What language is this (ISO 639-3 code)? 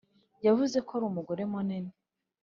kin